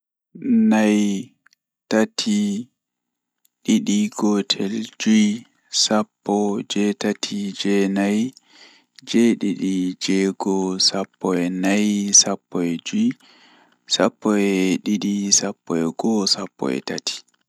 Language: Fula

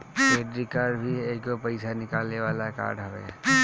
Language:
Bhojpuri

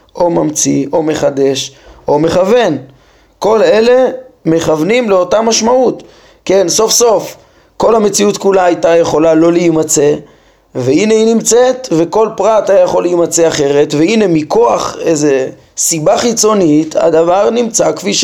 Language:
Hebrew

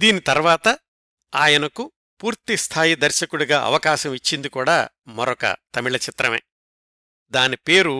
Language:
Telugu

